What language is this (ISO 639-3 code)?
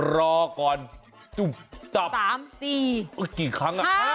tha